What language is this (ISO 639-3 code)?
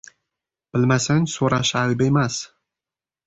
uzb